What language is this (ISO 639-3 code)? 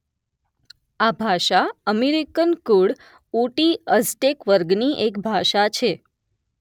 guj